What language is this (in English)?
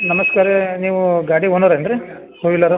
Kannada